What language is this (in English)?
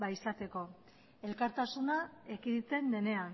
Basque